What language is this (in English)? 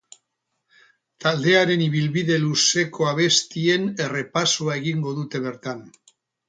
Basque